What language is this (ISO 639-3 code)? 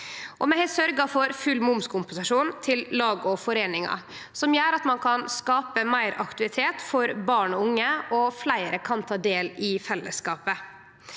nor